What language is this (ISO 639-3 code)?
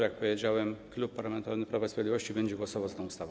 pol